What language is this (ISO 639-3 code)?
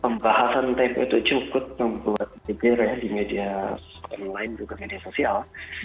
ind